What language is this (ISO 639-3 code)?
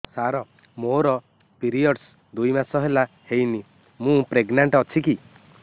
ori